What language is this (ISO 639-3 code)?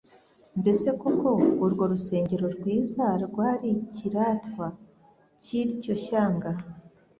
kin